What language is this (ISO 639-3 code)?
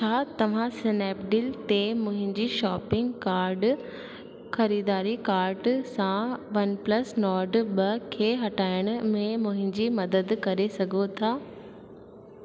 snd